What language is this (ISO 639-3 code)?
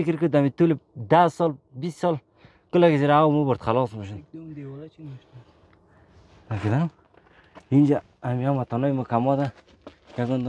fas